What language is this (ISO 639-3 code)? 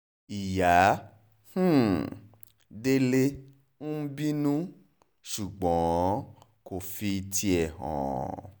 yor